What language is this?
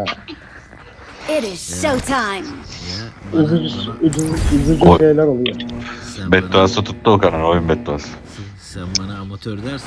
Turkish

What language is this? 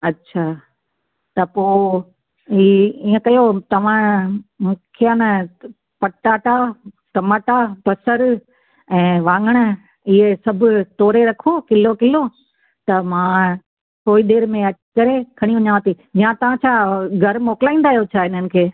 Sindhi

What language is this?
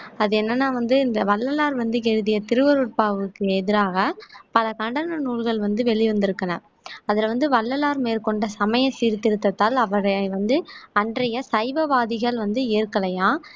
Tamil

